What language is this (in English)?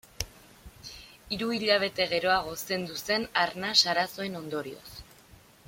Basque